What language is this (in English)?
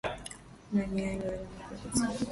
Swahili